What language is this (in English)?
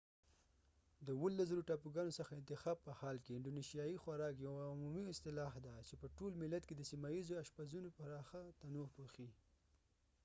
Pashto